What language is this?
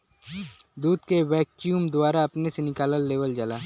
Bhojpuri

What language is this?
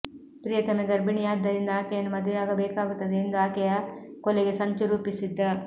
Kannada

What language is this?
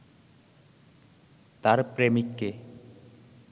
Bangla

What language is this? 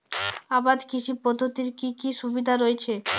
Bangla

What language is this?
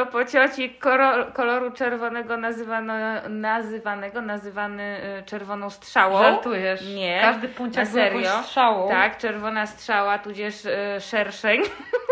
Polish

